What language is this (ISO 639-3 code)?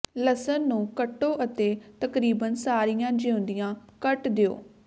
pan